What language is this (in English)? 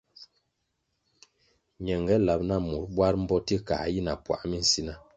Kwasio